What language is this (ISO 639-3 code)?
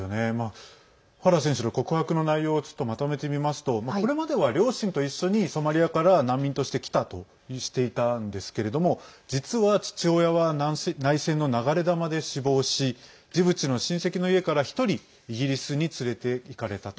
jpn